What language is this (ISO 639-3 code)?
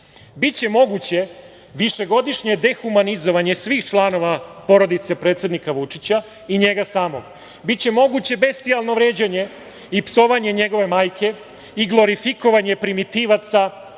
srp